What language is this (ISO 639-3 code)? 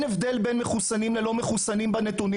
heb